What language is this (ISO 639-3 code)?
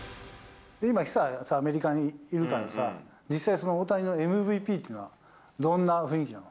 jpn